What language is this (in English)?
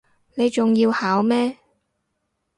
Cantonese